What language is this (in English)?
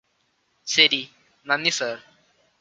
Malayalam